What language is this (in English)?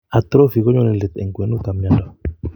Kalenjin